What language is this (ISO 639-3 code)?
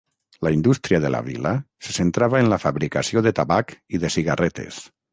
cat